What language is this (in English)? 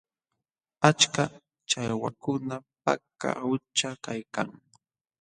Jauja Wanca Quechua